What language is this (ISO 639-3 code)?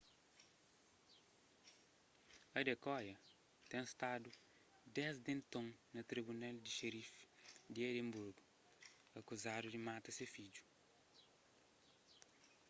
kea